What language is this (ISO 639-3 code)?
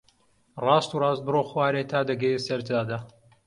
ckb